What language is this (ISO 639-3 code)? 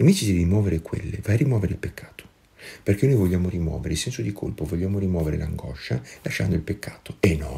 ita